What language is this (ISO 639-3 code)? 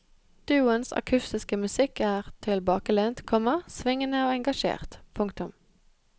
nor